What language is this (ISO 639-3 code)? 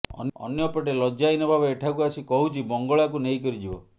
ori